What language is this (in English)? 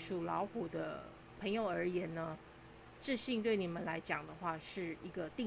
Chinese